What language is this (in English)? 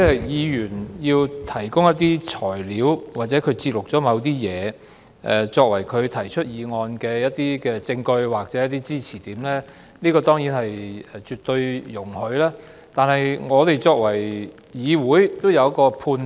Cantonese